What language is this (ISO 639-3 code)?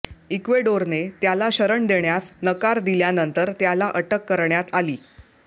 mar